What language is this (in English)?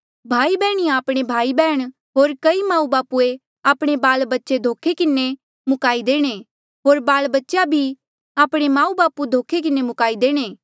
Mandeali